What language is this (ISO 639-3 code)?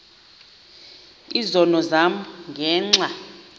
xho